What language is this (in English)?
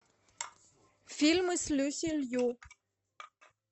Russian